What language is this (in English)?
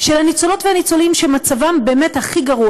Hebrew